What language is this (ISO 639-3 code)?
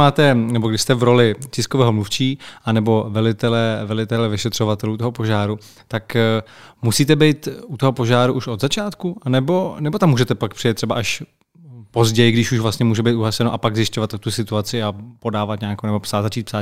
ces